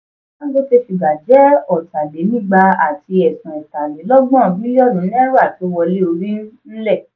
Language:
Yoruba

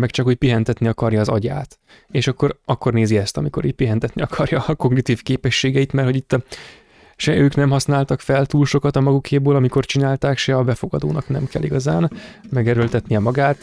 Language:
Hungarian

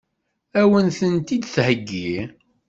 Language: Kabyle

